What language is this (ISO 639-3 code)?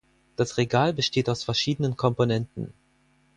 deu